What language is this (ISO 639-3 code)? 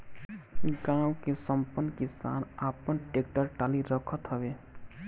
bho